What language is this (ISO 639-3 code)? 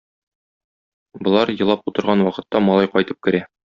tat